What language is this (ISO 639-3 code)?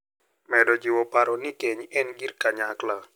luo